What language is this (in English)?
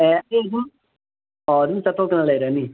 Manipuri